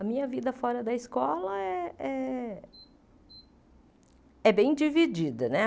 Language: Portuguese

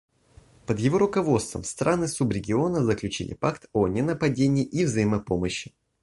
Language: Russian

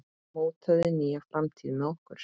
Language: Icelandic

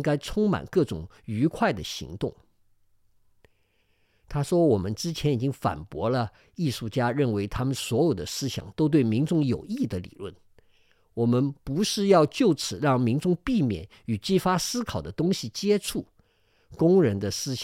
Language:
Chinese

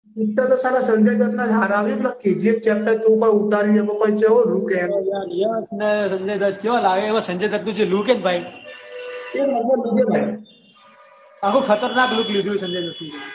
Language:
Gujarati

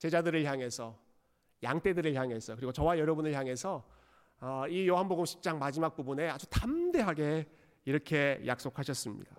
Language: Korean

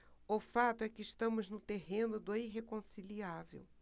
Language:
Portuguese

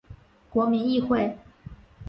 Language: Chinese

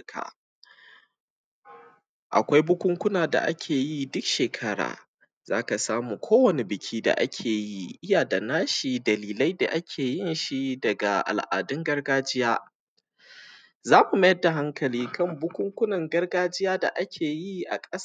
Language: Hausa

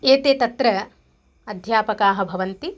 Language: Sanskrit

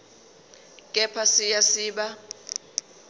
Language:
Zulu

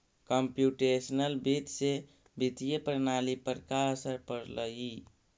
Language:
Magahi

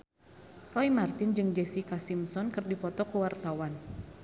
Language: Sundanese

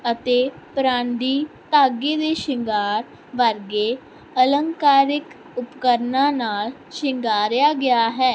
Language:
Punjabi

